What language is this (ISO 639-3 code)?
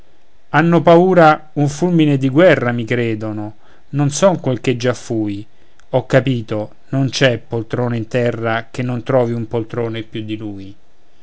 ita